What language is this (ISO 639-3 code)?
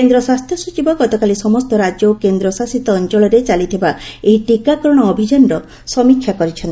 ori